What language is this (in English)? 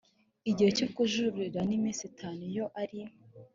Kinyarwanda